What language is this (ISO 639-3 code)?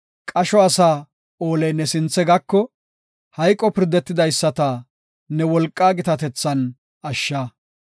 gof